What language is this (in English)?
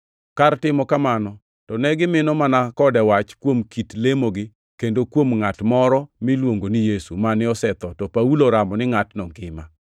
Luo (Kenya and Tanzania)